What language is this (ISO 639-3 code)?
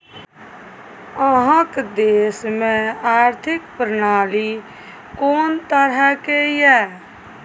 mai